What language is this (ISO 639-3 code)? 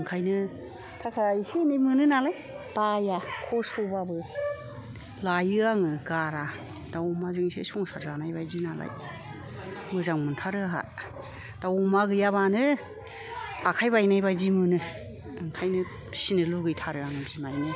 brx